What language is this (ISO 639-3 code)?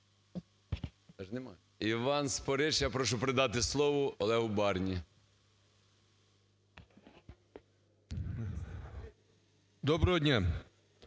ukr